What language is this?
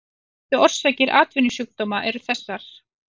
Icelandic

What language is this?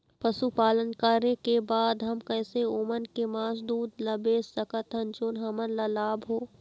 Chhattisgarhi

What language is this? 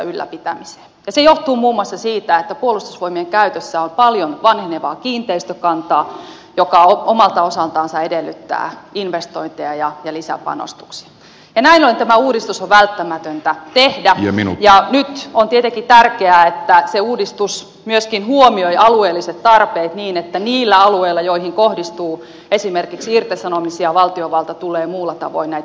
Finnish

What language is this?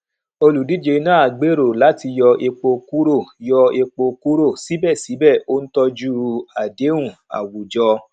Yoruba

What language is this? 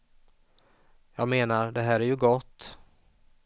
Swedish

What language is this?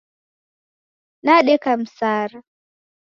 Taita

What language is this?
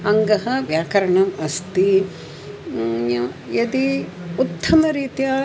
Sanskrit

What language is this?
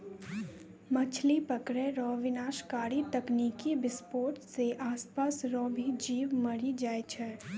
Maithili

